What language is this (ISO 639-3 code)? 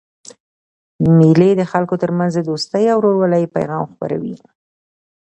pus